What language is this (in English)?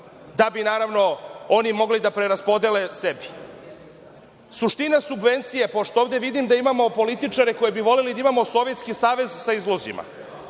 Serbian